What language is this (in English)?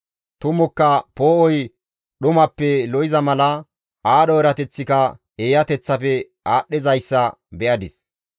Gamo